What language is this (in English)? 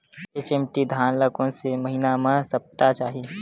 Chhattisgarhi